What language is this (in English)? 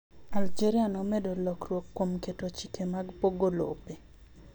Luo (Kenya and Tanzania)